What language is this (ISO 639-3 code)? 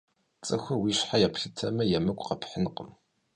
kbd